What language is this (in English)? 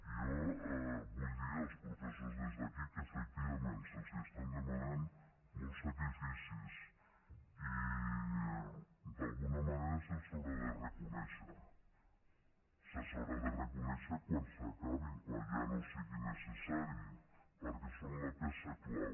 Catalan